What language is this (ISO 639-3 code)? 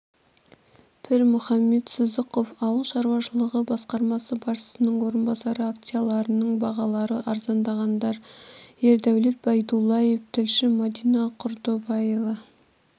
kaz